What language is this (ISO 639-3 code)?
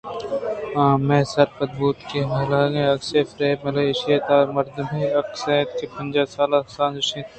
bgp